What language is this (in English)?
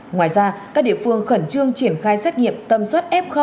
Vietnamese